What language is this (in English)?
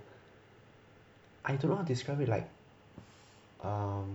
English